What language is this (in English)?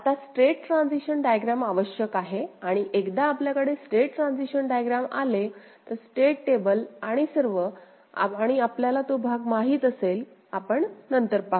Marathi